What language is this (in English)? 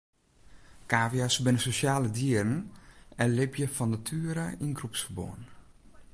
Western Frisian